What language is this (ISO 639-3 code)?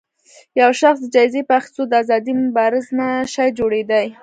pus